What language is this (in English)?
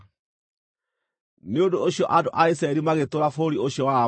Kikuyu